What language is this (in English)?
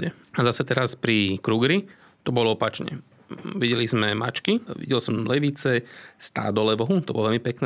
Slovak